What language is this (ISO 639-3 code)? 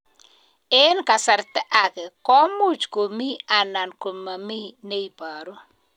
kln